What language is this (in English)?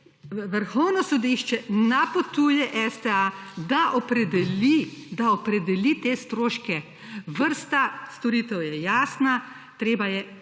Slovenian